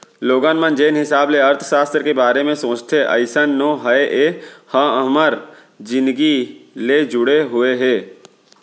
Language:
Chhattisgarhi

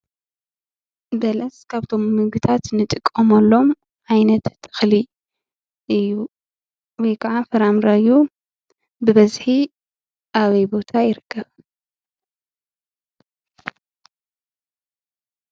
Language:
Tigrinya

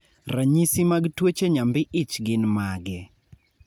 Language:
Luo (Kenya and Tanzania)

